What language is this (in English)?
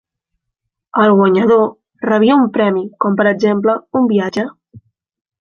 Catalan